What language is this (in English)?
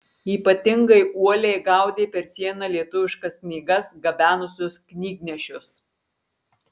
Lithuanian